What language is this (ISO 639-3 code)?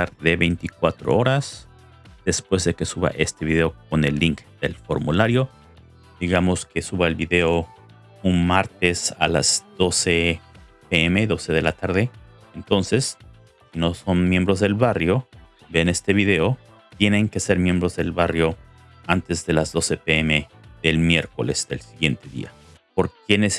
spa